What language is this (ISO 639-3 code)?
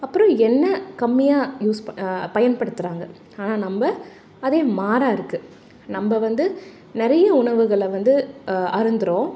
tam